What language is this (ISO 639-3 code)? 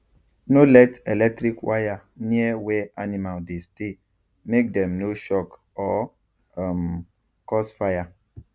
pcm